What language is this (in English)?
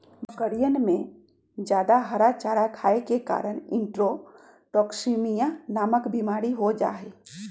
Magahi